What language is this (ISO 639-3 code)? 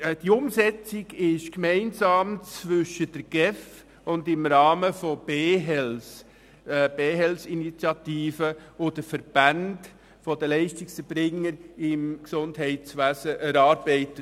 gsw